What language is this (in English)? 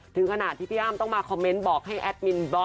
Thai